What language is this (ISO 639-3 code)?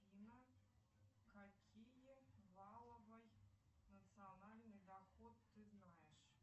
rus